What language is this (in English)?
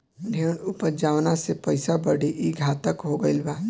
Bhojpuri